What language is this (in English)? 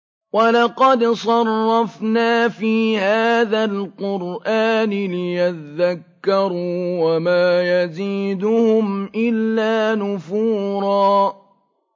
Arabic